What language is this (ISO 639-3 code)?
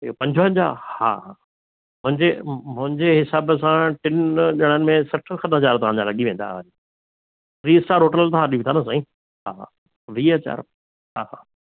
snd